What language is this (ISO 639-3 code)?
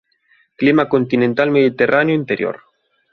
glg